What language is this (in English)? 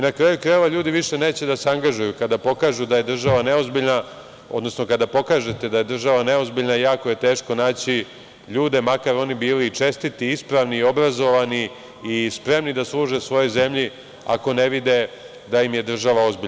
Serbian